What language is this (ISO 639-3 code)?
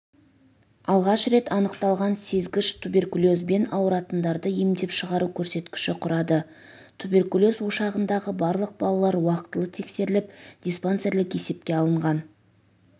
kaz